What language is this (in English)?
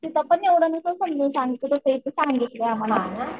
Marathi